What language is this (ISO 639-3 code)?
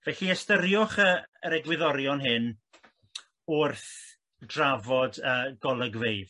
cym